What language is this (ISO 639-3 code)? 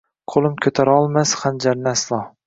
uzb